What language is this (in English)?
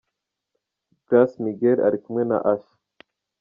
Kinyarwanda